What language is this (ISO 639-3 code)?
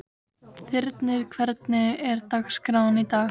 isl